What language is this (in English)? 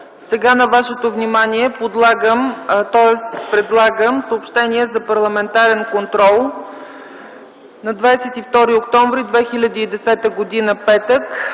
Bulgarian